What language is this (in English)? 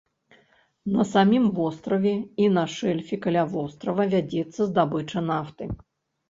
Belarusian